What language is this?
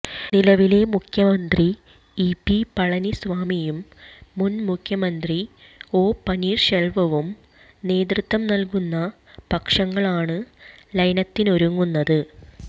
Malayalam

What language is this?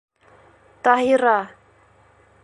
Bashkir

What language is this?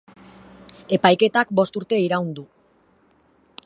Basque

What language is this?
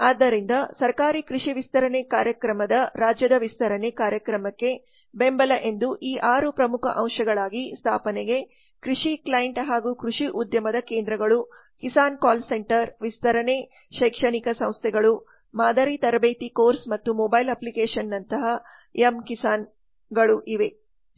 Kannada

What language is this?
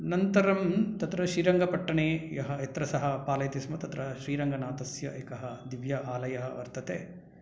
Sanskrit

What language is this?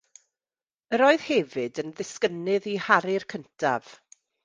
Welsh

